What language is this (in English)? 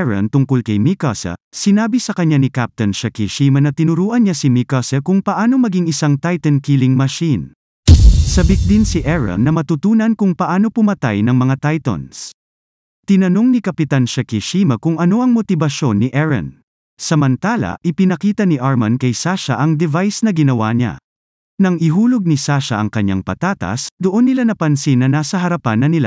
Filipino